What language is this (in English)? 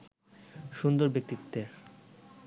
Bangla